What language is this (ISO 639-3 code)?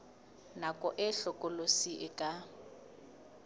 sot